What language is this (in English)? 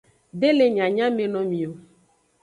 Aja (Benin)